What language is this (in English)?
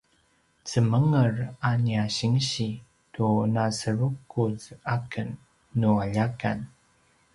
Paiwan